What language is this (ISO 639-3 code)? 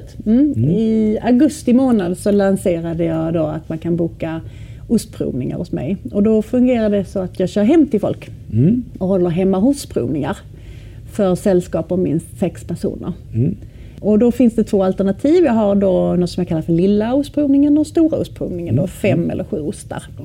swe